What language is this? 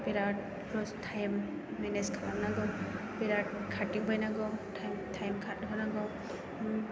Bodo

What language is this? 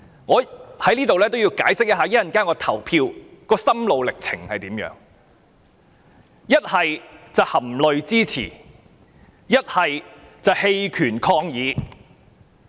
Cantonese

